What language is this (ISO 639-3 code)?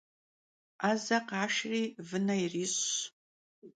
kbd